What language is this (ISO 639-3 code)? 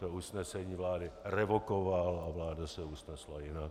ces